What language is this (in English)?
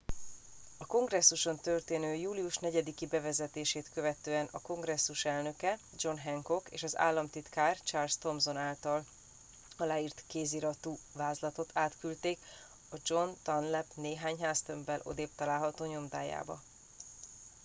Hungarian